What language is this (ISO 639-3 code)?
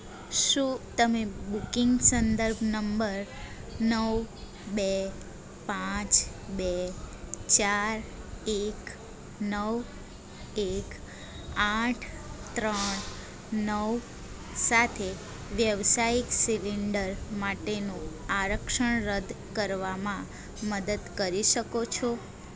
guj